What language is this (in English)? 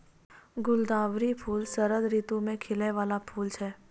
Maithili